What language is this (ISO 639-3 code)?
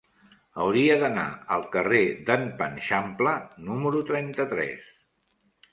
cat